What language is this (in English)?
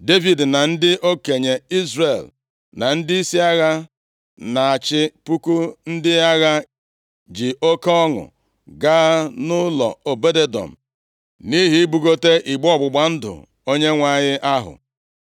Igbo